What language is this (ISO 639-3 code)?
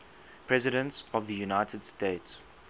eng